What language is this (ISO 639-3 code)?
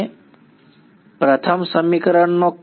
guj